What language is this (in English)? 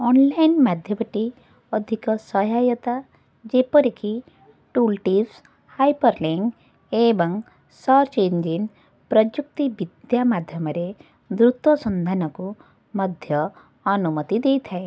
Odia